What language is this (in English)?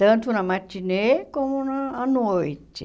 Portuguese